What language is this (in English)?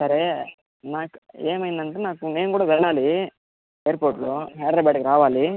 Telugu